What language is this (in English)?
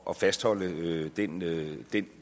Danish